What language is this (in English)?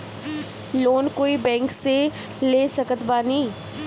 Bhojpuri